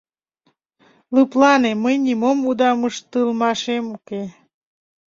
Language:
Mari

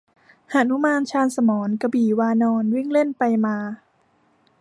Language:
Thai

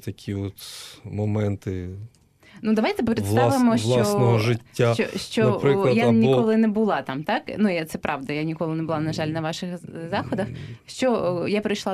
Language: Ukrainian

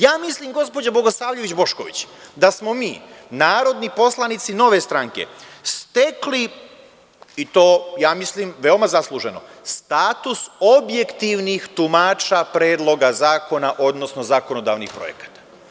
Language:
Serbian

